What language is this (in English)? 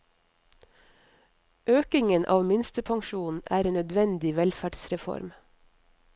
Norwegian